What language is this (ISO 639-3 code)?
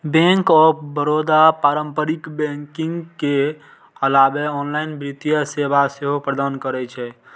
mai